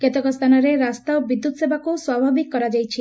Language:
Odia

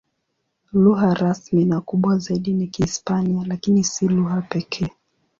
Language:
Swahili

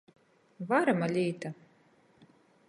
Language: Latgalian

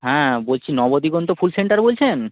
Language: Bangla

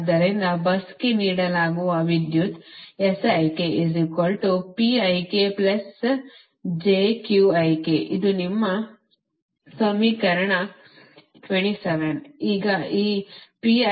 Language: Kannada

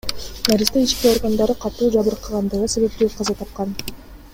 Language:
Kyrgyz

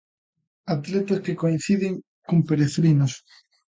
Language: Galician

